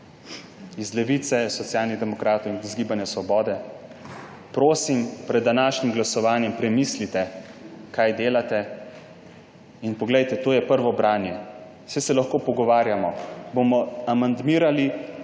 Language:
Slovenian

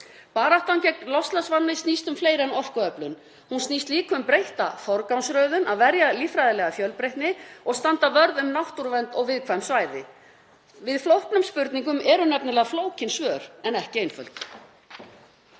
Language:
Icelandic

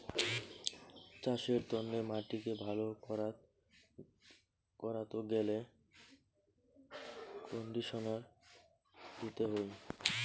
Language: Bangla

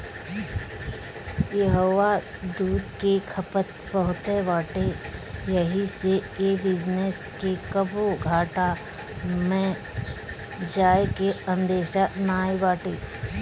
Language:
Bhojpuri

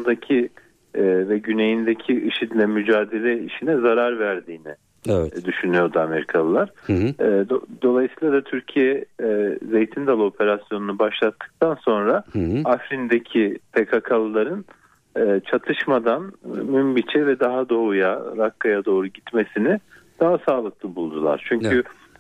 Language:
Turkish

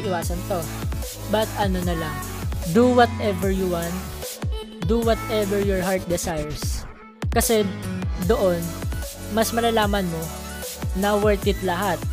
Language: Filipino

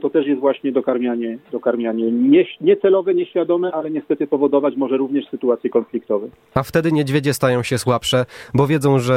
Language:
Polish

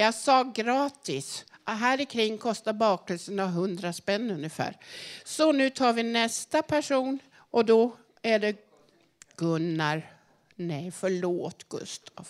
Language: Swedish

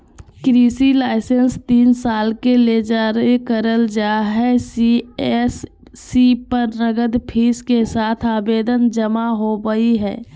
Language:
Magahi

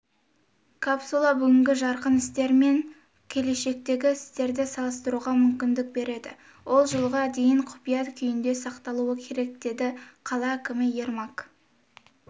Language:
Kazakh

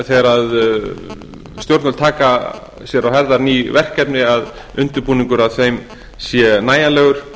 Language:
Icelandic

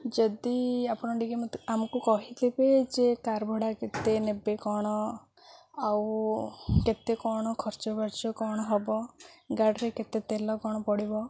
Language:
Odia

